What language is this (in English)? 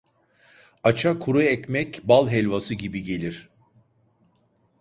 Turkish